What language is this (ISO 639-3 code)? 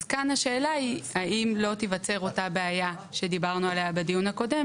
heb